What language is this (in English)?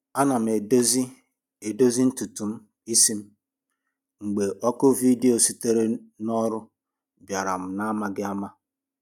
Igbo